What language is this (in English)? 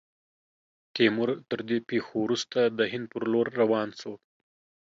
Pashto